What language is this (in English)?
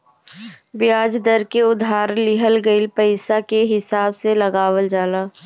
Bhojpuri